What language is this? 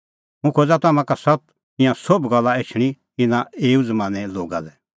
Kullu Pahari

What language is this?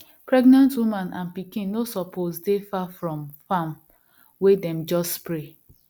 Nigerian Pidgin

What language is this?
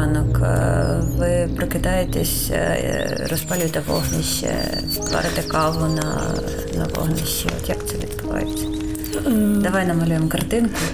Ukrainian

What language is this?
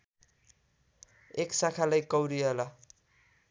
Nepali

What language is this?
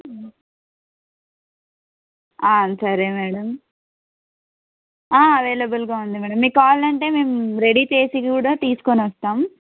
Telugu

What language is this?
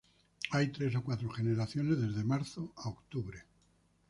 Spanish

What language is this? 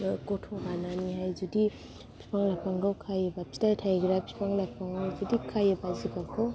Bodo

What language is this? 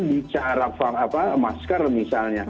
Indonesian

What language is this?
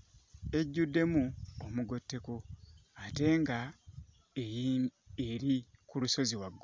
Ganda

